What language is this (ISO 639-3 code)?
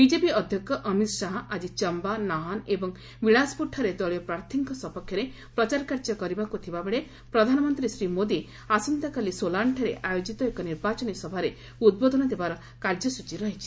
ori